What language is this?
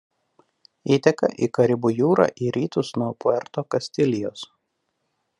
Lithuanian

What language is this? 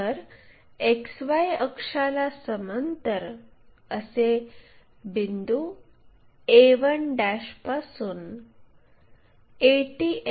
Marathi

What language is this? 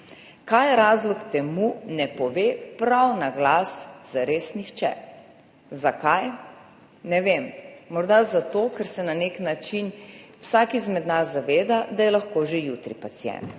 Slovenian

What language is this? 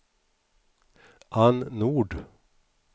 Swedish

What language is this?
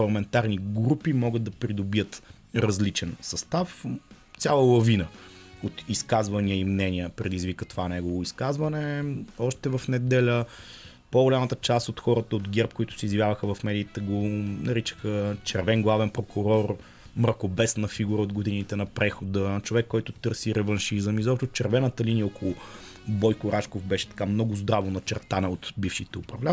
Bulgarian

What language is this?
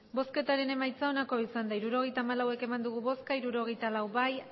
Basque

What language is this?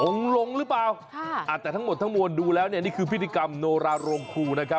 Thai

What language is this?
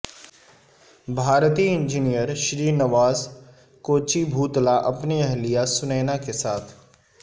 Urdu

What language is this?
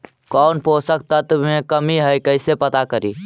Magahi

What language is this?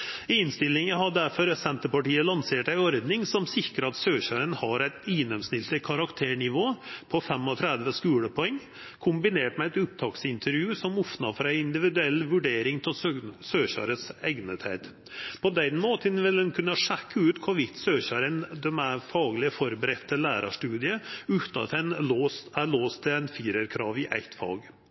Norwegian Nynorsk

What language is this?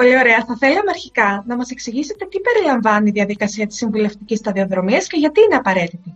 Greek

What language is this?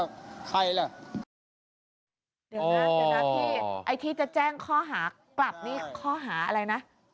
Thai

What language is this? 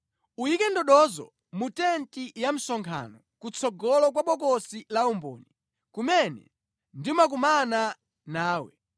Nyanja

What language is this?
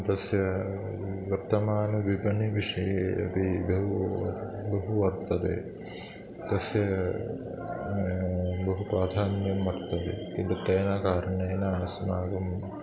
Sanskrit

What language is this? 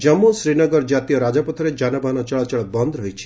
Odia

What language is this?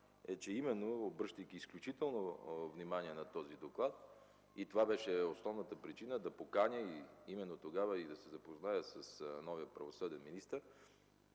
Bulgarian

